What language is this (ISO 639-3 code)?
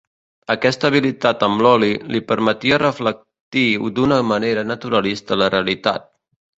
cat